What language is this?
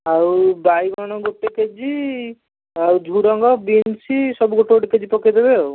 Odia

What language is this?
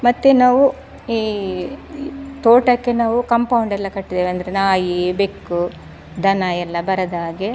Kannada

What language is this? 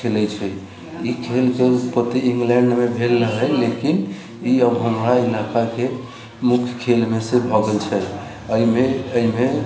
Maithili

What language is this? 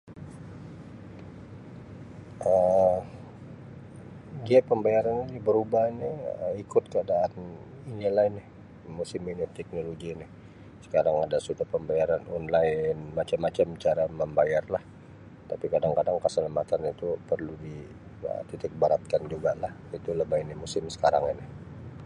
Sabah Malay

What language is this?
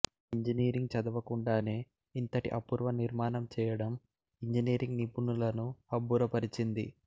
Telugu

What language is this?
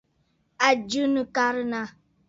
Bafut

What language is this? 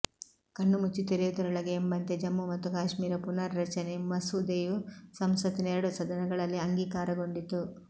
Kannada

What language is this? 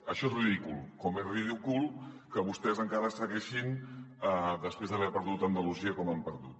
Catalan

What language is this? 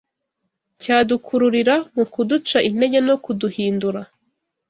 Kinyarwanda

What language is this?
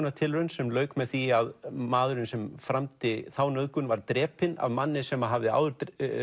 Icelandic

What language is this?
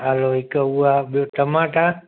Sindhi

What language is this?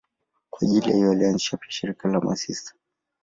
Swahili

